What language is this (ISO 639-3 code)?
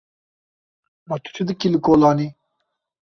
kur